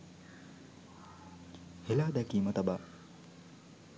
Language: Sinhala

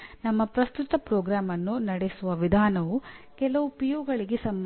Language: Kannada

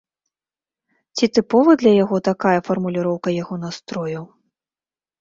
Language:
Belarusian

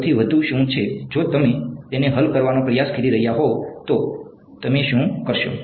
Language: Gujarati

